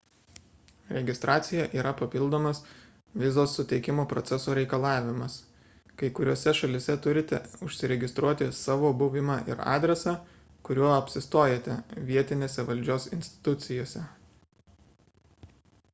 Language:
Lithuanian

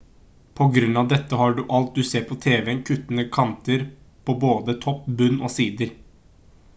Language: Norwegian Bokmål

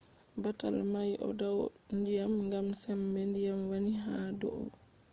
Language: Fula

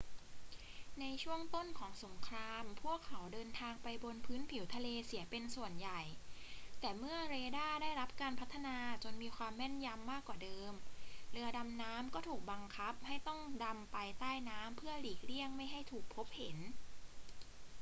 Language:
Thai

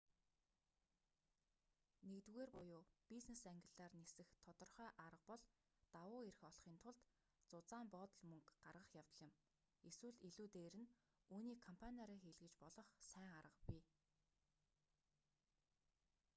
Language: Mongolian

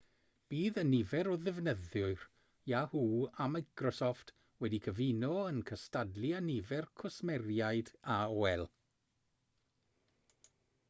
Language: Welsh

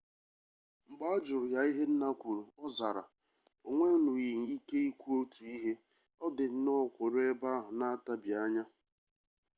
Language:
Igbo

